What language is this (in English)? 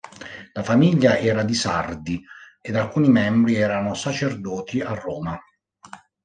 Italian